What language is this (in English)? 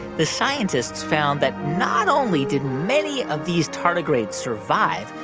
English